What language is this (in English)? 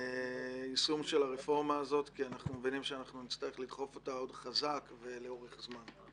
Hebrew